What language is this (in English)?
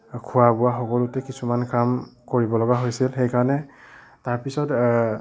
Assamese